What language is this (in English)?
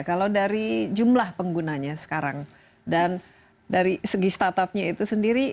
Indonesian